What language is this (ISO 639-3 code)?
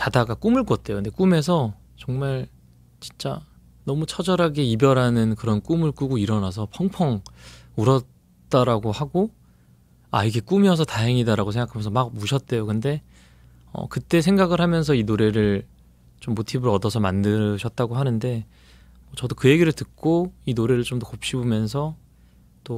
kor